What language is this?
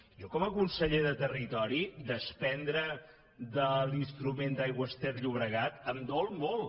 Catalan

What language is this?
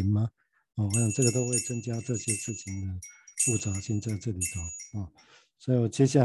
Chinese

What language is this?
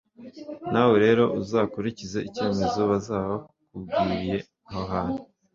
Kinyarwanda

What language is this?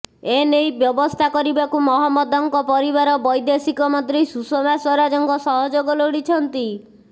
Odia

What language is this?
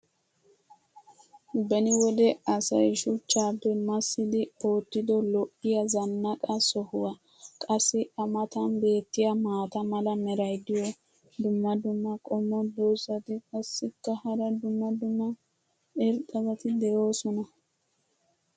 Wolaytta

